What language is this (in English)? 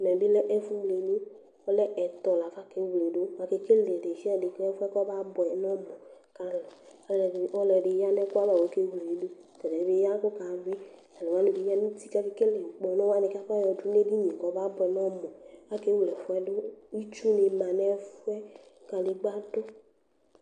Ikposo